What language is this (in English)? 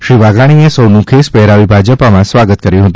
Gujarati